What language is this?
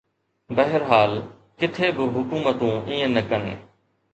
Sindhi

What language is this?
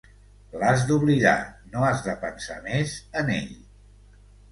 Catalan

